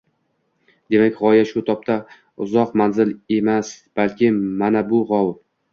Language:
Uzbek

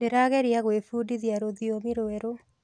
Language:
Kikuyu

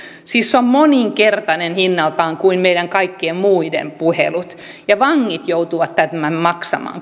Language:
Finnish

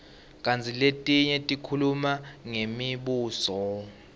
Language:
Swati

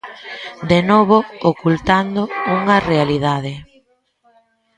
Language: Galician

